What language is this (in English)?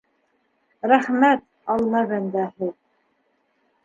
Bashkir